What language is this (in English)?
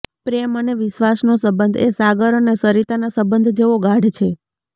Gujarati